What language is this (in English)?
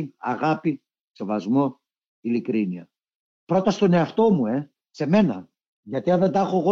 Greek